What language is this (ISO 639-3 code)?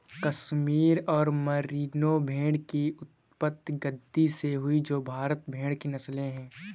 hin